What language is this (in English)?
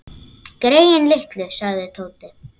Icelandic